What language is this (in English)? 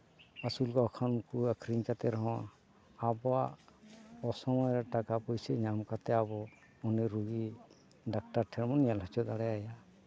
Santali